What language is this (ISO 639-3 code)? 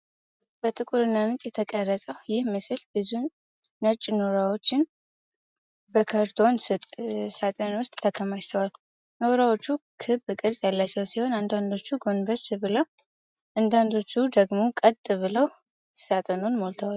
amh